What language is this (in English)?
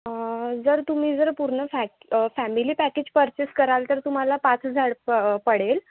Marathi